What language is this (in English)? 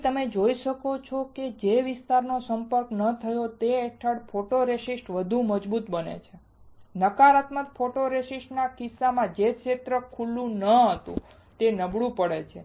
Gujarati